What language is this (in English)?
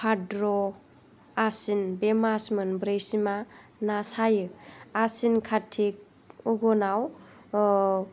Bodo